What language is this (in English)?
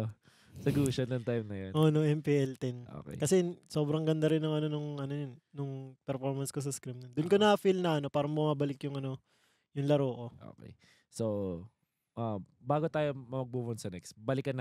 Filipino